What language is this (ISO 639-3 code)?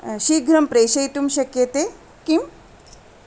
san